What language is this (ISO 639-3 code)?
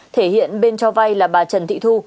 vie